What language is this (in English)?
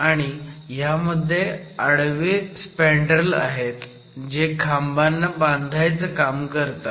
Marathi